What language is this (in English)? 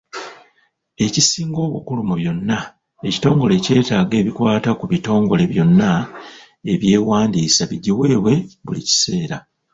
Ganda